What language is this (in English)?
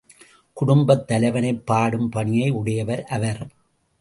Tamil